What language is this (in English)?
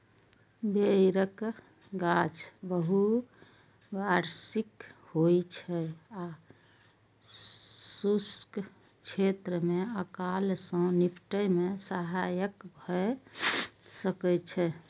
Maithili